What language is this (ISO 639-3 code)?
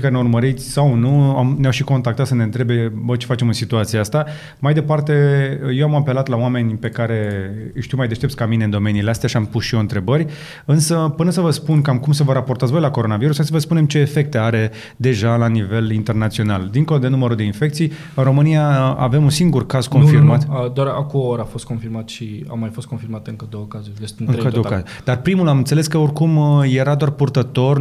ron